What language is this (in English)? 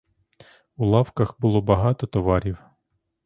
Ukrainian